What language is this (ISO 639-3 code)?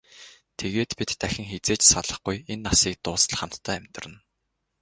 mon